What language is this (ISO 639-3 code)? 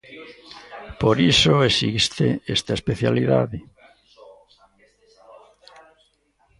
glg